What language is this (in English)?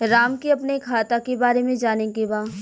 Bhojpuri